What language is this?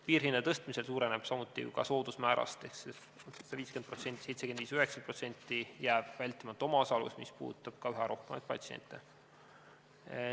Estonian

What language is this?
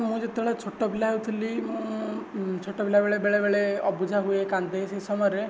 Odia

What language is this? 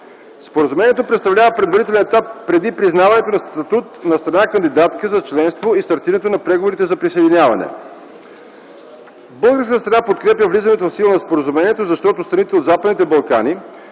Bulgarian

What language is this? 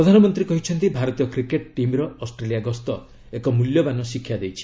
Odia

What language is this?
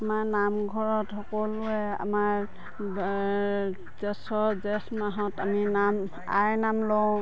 Assamese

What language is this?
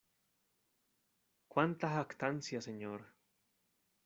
Spanish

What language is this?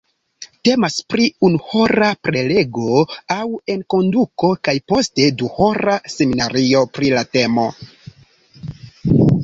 Esperanto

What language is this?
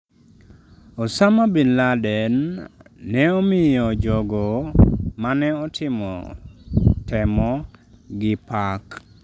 Luo (Kenya and Tanzania)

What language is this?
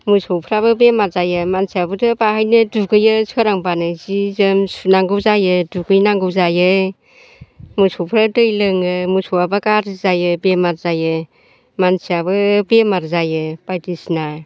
Bodo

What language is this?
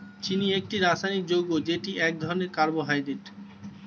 Bangla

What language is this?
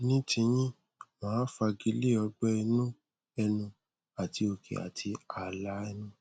Yoruba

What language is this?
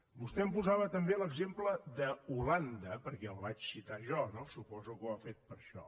Catalan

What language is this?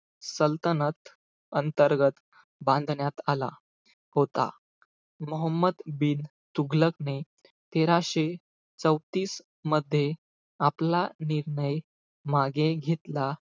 Marathi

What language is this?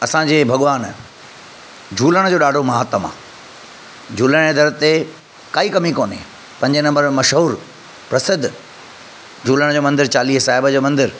Sindhi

